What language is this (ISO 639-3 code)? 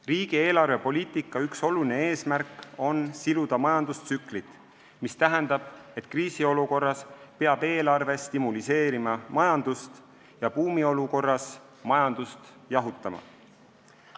est